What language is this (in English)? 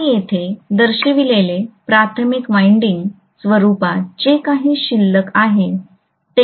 Marathi